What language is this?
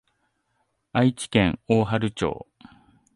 Japanese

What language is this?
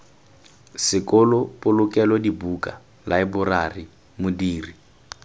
Tswana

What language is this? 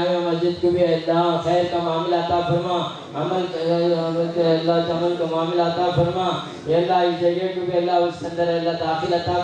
Telugu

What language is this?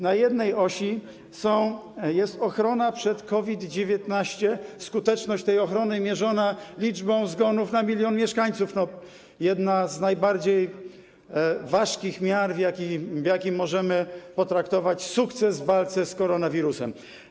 Polish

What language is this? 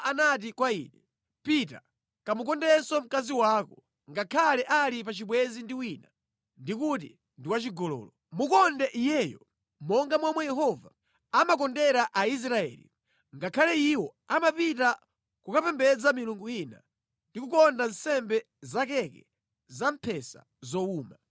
Nyanja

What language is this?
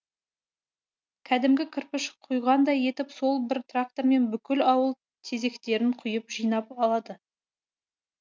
Kazakh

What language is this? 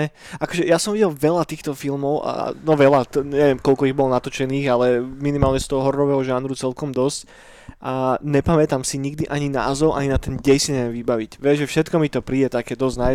Slovak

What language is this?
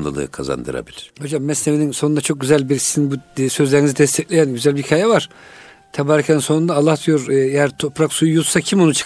Turkish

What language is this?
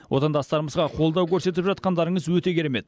Kazakh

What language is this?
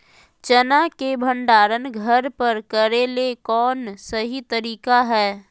Magahi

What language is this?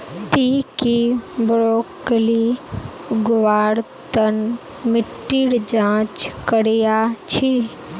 Magahi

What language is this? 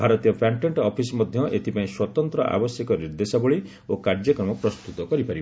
Odia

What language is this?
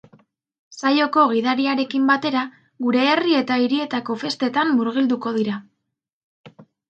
Basque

